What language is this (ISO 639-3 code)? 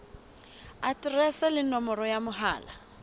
sot